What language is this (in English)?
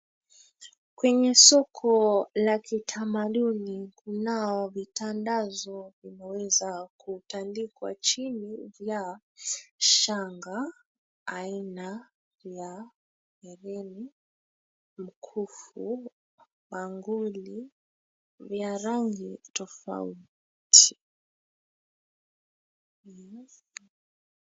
Swahili